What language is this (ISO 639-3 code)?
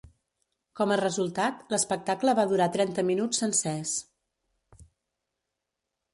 cat